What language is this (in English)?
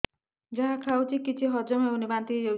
Odia